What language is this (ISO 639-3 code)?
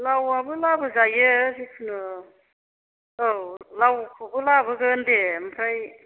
brx